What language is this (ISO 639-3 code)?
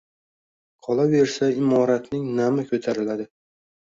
uzb